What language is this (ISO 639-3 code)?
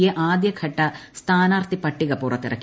mal